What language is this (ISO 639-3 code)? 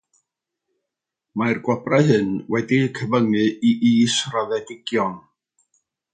cym